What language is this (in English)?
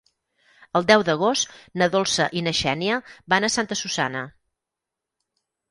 Catalan